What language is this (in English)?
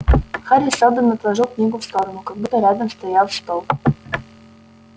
Russian